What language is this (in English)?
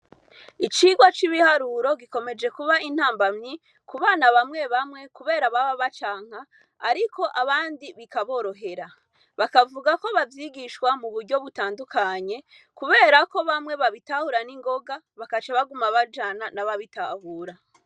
Rundi